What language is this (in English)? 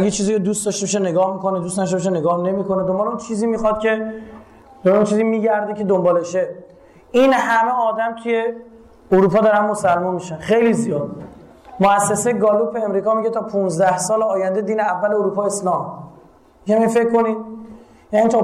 Persian